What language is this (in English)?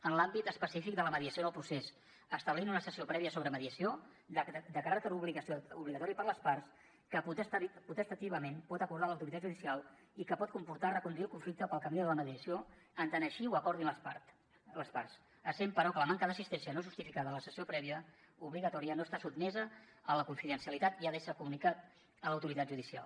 Catalan